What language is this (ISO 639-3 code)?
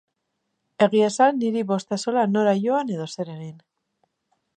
eus